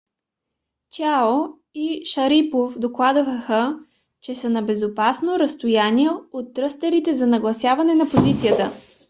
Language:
Bulgarian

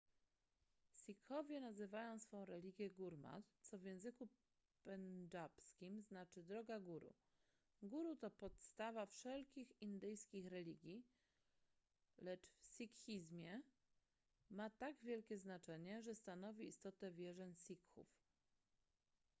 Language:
Polish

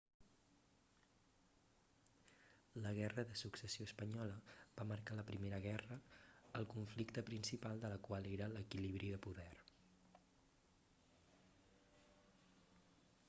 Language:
Catalan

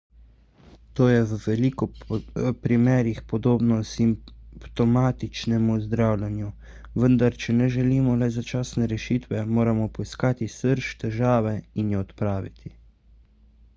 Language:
Slovenian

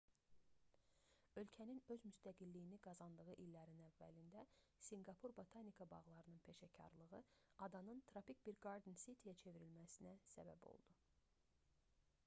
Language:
Azerbaijani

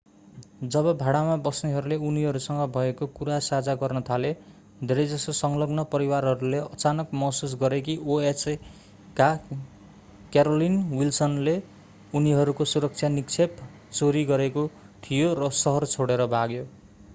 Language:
Nepali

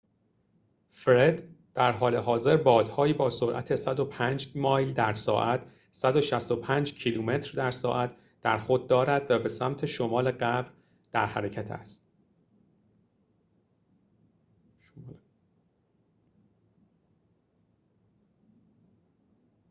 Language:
Persian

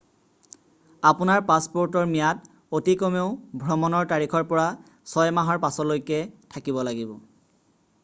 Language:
Assamese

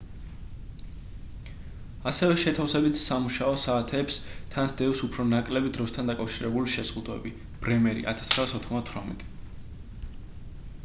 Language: Georgian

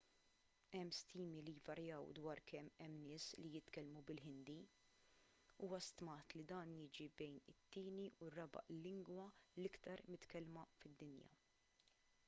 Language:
Maltese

